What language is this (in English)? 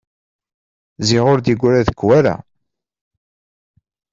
Kabyle